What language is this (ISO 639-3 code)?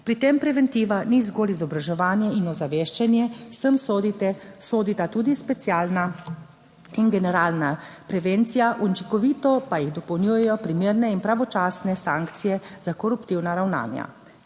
slv